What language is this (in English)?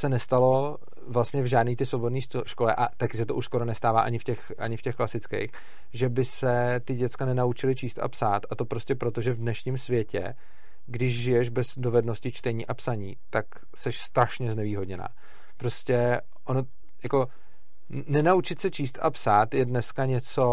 Czech